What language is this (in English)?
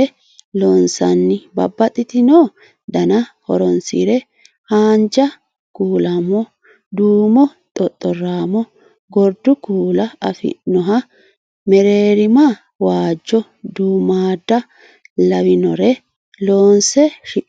Sidamo